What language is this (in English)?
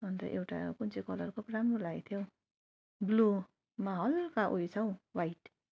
Nepali